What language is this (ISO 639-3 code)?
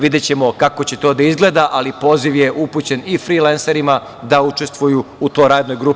srp